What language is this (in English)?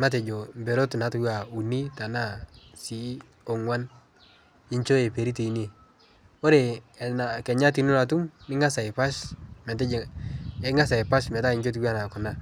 Masai